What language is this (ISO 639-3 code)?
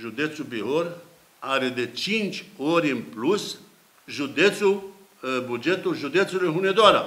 ron